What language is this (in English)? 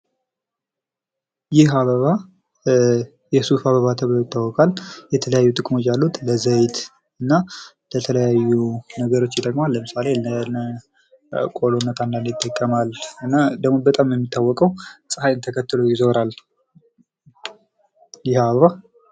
Amharic